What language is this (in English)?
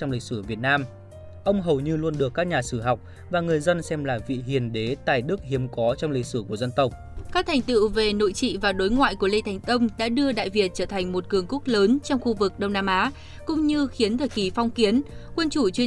Vietnamese